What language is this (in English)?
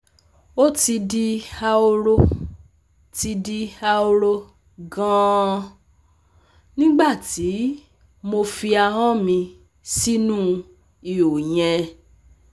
Yoruba